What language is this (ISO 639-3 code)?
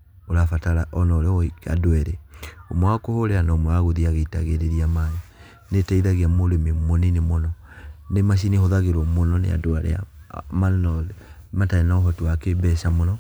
kik